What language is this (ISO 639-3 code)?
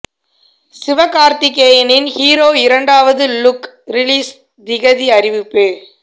tam